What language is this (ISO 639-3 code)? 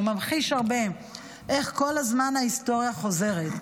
heb